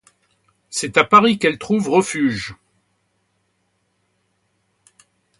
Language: French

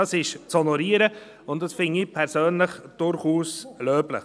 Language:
Swiss German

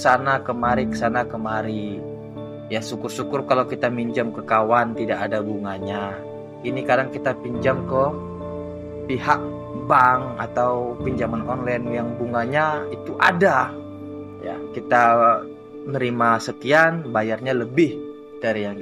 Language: Indonesian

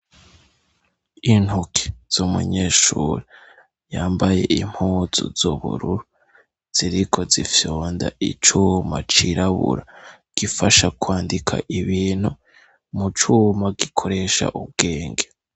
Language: Rundi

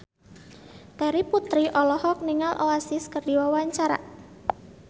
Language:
Sundanese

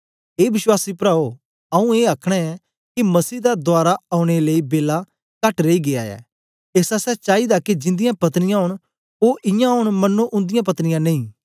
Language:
Dogri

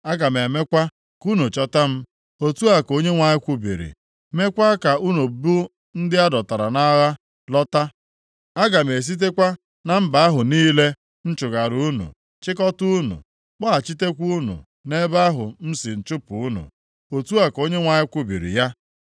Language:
Igbo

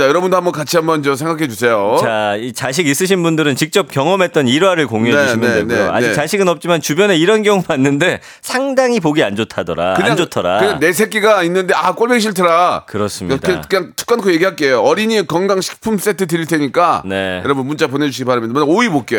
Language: Korean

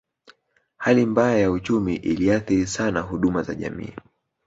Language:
Swahili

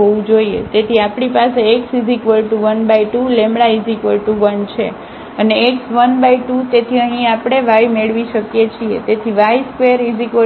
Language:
Gujarati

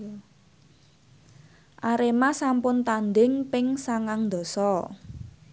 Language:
Javanese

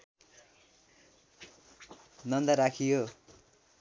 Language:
Nepali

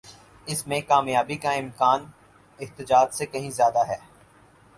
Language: Urdu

